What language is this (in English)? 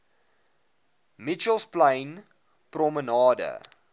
Afrikaans